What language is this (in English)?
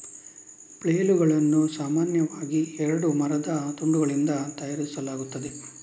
Kannada